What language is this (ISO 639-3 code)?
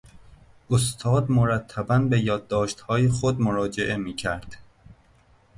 fas